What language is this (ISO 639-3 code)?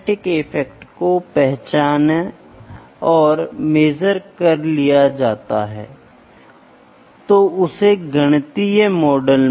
hin